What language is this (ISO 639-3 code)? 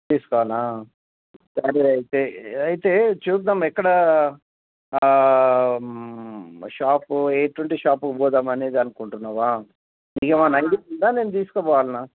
tel